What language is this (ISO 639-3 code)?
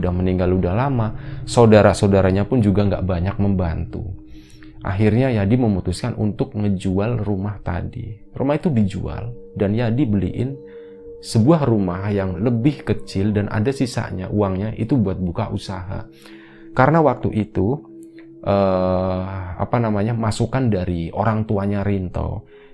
ind